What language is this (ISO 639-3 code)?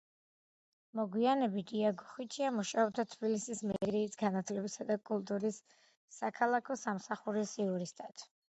kat